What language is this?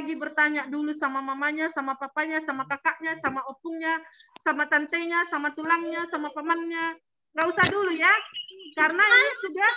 Indonesian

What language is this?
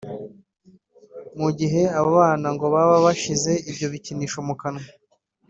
Kinyarwanda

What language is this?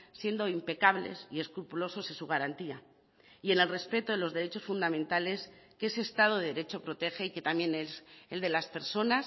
Spanish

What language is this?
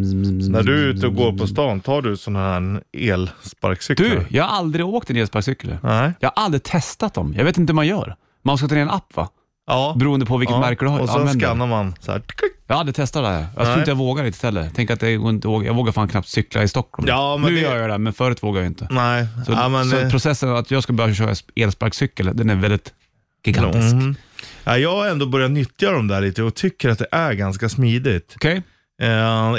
Swedish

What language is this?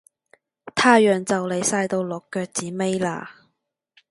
Cantonese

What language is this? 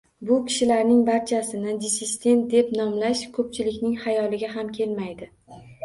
Uzbek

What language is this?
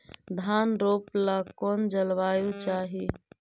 Magahi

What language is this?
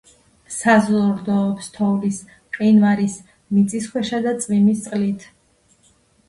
Georgian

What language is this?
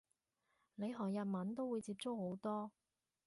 Cantonese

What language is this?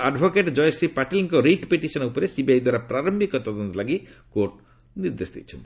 Odia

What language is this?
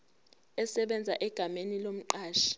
Zulu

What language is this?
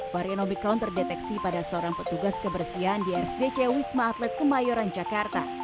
Indonesian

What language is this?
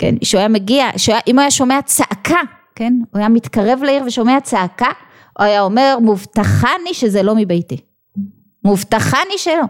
Hebrew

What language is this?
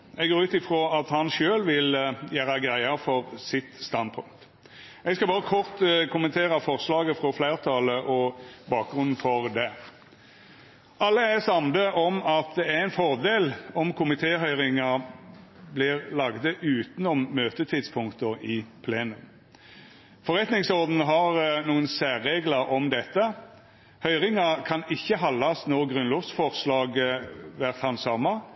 Norwegian Nynorsk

